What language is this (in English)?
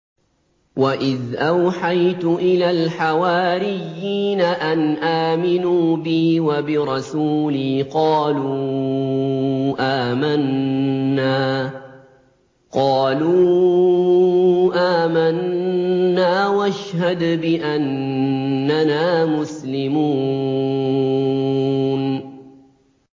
Arabic